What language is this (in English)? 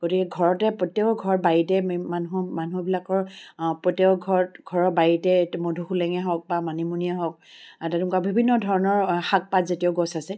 Assamese